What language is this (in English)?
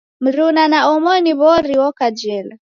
Taita